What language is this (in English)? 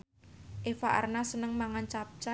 Javanese